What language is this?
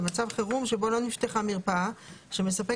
Hebrew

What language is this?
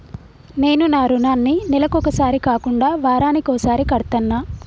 Telugu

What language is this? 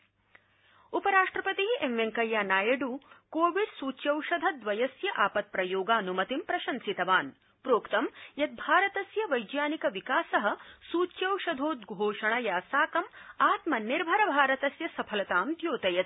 Sanskrit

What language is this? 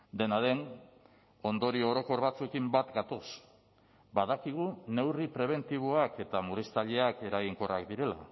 Basque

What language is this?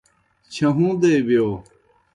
Kohistani Shina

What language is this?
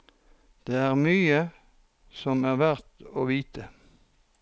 Norwegian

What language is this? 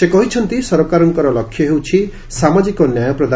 Odia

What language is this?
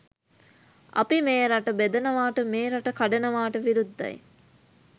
Sinhala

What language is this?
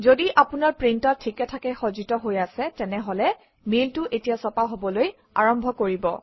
Assamese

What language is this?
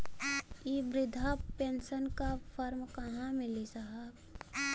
Bhojpuri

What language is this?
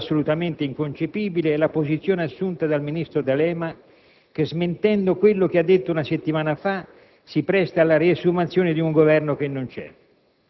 Italian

